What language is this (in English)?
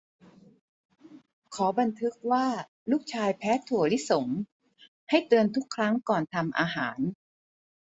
Thai